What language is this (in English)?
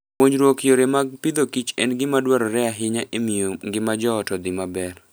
Luo (Kenya and Tanzania)